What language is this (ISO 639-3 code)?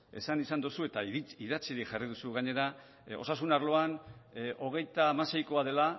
eus